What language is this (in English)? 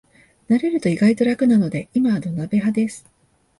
Japanese